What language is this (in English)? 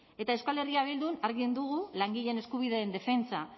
Basque